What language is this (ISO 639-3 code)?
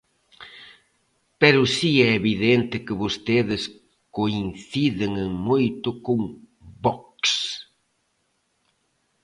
glg